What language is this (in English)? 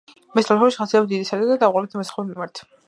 Georgian